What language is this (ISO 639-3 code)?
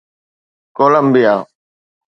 snd